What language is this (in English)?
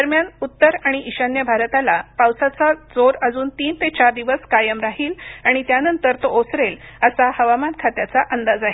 Marathi